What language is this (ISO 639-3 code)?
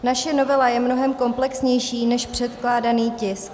ces